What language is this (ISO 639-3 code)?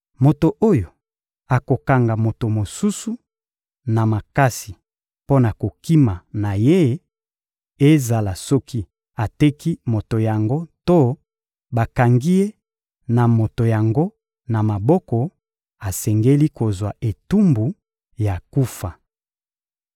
lin